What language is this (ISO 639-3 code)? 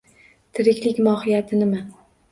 uzb